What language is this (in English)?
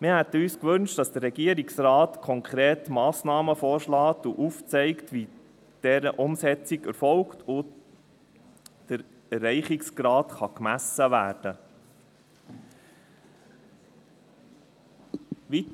Swiss German